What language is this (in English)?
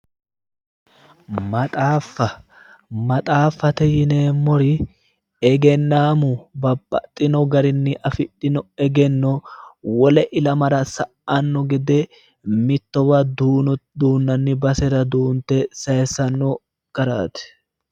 Sidamo